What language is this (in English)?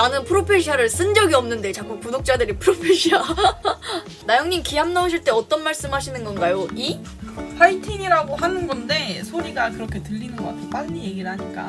Korean